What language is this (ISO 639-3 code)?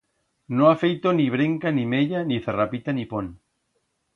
arg